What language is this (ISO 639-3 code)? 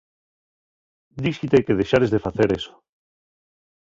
ast